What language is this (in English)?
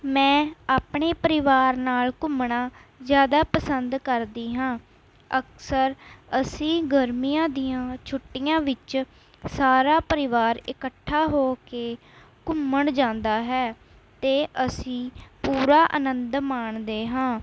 Punjabi